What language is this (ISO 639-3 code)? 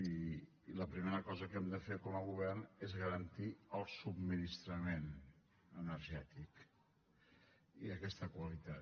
cat